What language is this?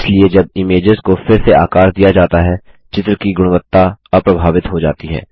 Hindi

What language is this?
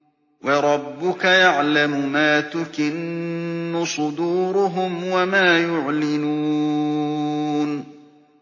Arabic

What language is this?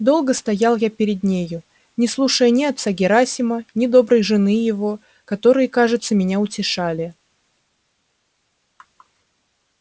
Russian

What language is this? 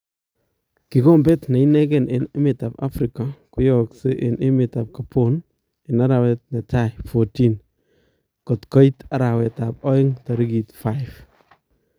Kalenjin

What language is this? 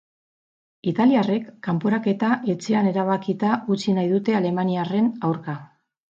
Basque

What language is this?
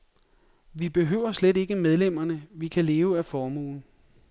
Danish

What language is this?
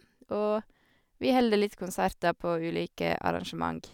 Norwegian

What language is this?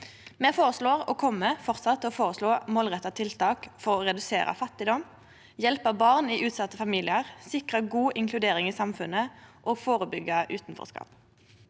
Norwegian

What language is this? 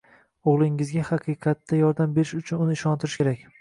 Uzbek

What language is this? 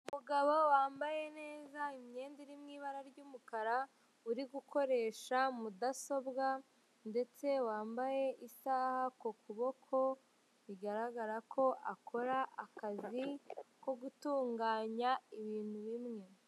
Kinyarwanda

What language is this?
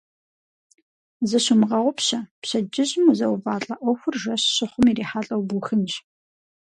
Kabardian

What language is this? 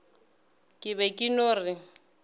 Northern Sotho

